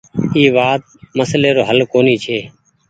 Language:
Goaria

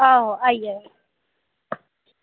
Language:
Dogri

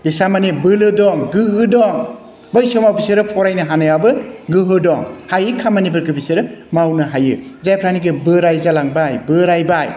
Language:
Bodo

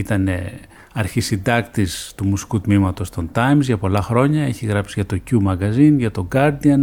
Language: Greek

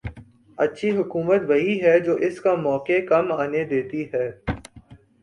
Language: Urdu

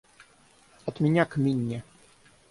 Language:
Russian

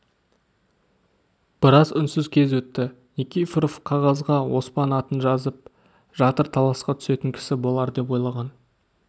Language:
Kazakh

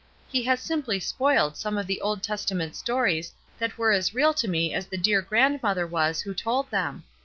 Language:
English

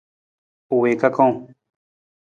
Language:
Nawdm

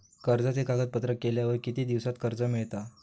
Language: Marathi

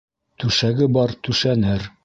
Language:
Bashkir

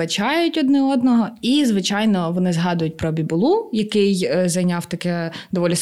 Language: Ukrainian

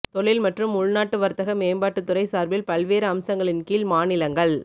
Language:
Tamil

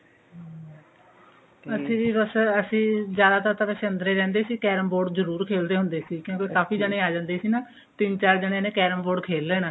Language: Punjabi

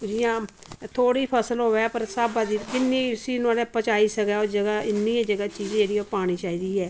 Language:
Dogri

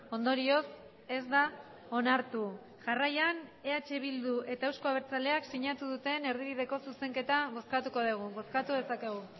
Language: Basque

